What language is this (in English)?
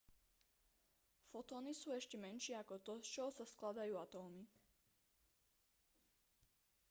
Slovak